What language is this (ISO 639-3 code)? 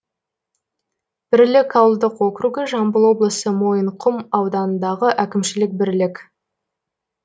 kaz